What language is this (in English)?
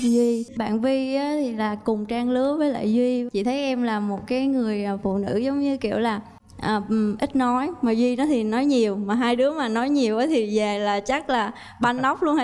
Vietnamese